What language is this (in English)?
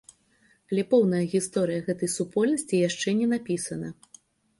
Belarusian